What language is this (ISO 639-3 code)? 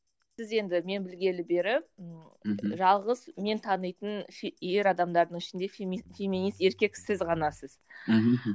kaz